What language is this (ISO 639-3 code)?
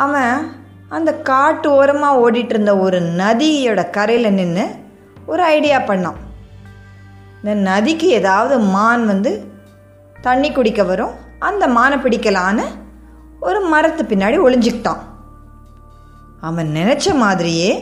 tam